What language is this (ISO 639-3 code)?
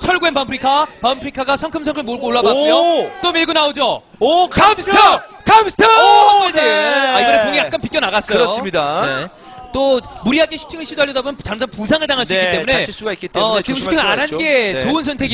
kor